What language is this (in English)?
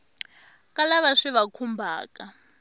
Tsonga